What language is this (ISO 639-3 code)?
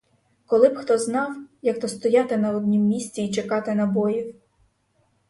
ukr